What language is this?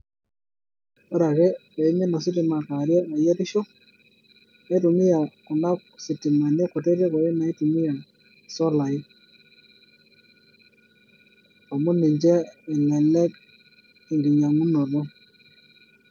Masai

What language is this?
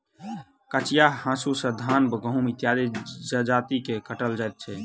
Maithili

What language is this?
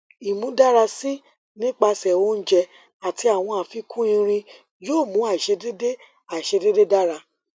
Yoruba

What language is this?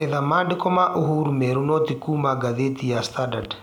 Kikuyu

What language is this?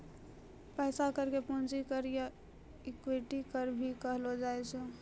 Maithili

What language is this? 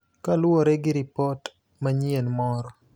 Luo (Kenya and Tanzania)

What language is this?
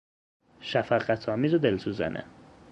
Persian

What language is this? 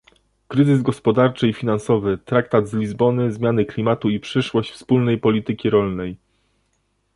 Polish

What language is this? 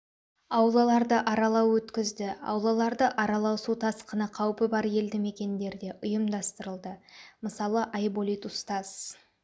Kazakh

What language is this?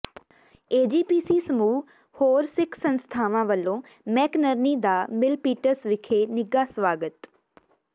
Punjabi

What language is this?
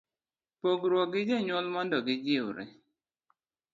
Luo (Kenya and Tanzania)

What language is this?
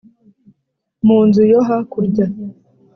Kinyarwanda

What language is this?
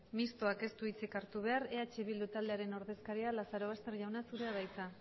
Basque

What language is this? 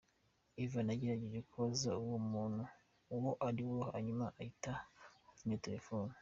Kinyarwanda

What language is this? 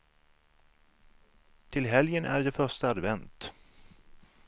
Swedish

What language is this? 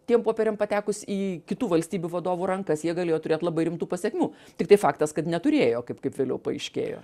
Lithuanian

